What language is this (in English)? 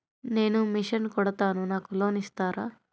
Telugu